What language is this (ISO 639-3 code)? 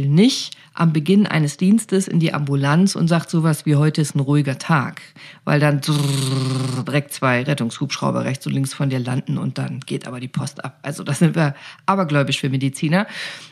deu